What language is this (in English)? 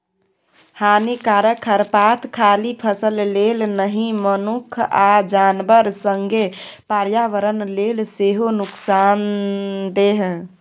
Maithili